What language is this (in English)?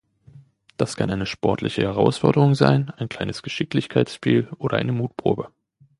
German